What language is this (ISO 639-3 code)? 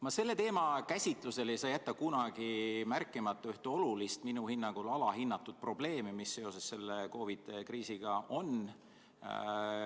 est